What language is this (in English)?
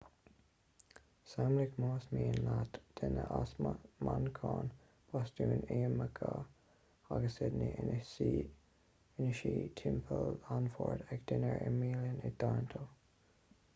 Irish